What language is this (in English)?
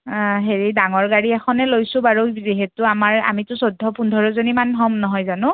Assamese